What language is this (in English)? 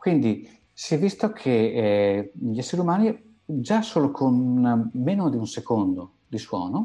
Italian